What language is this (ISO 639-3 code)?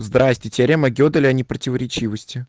rus